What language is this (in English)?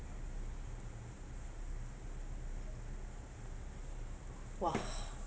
English